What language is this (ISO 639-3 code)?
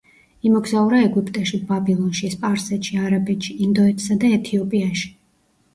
kat